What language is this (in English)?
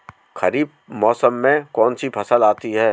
Hindi